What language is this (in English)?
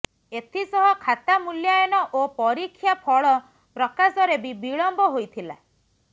Odia